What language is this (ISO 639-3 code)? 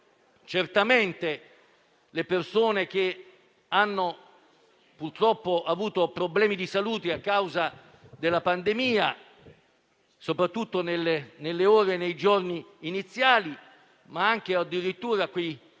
ita